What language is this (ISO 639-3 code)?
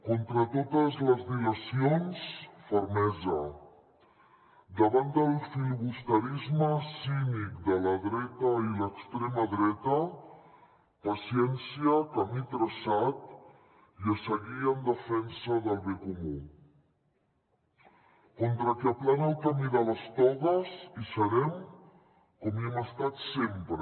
cat